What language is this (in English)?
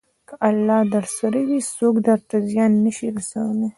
Pashto